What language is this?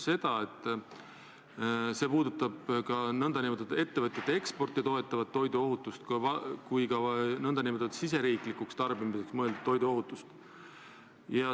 Estonian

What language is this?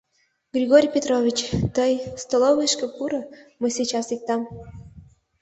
Mari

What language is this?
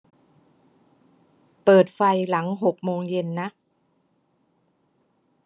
Thai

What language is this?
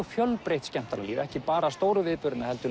Icelandic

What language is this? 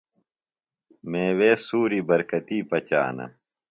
Phalura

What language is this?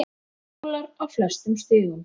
Icelandic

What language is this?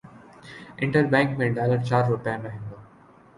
Urdu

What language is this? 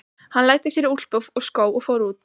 Icelandic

